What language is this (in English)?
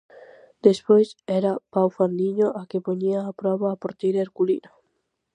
Galician